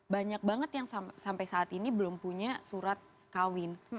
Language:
Indonesian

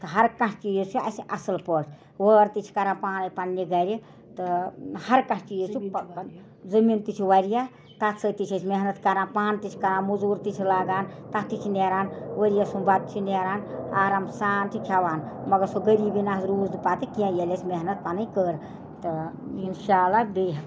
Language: Kashmiri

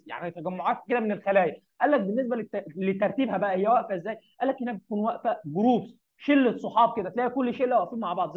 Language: Arabic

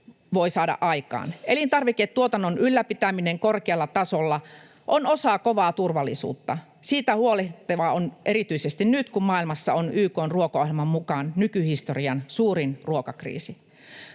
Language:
Finnish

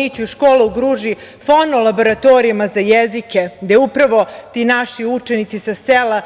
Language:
Serbian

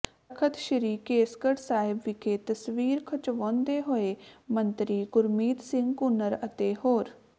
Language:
Punjabi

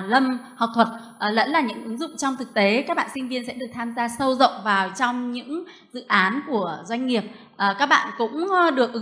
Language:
Vietnamese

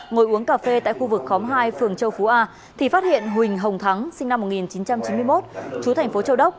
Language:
Vietnamese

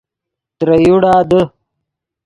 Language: Yidgha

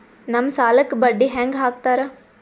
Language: Kannada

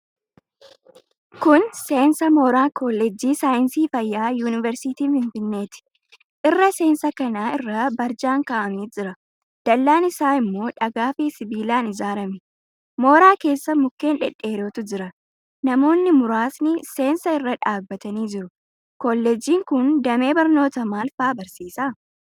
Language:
Oromo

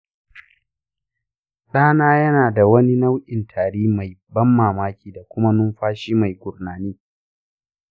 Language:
Hausa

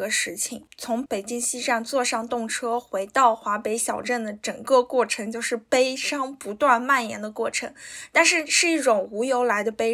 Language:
Chinese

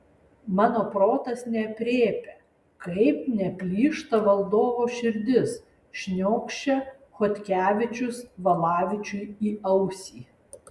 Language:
Lithuanian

